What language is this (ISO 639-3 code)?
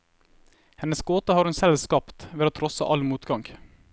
nor